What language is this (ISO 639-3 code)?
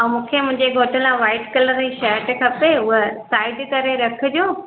snd